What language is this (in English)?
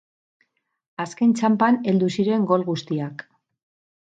Basque